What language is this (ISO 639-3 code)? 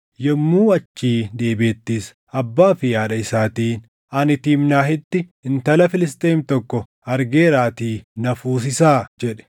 orm